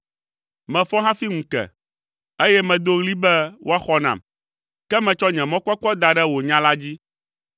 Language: Ewe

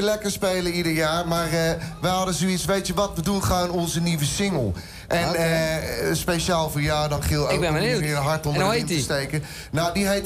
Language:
Dutch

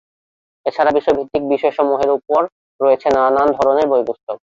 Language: Bangla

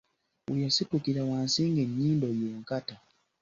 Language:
Ganda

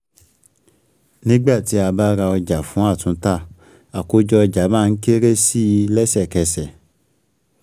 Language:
Yoruba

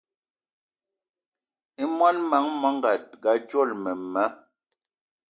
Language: Eton (Cameroon)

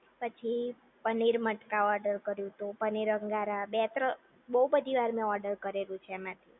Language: Gujarati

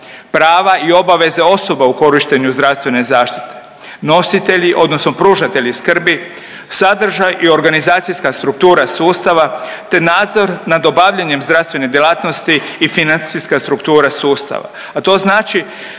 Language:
Croatian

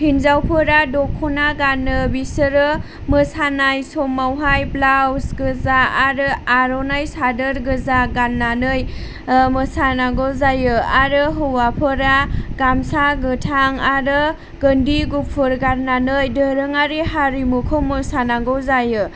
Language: Bodo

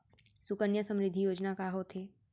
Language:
Chhattisgarhi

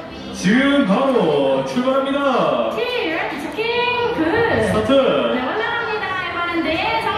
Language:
Korean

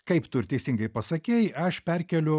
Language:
Lithuanian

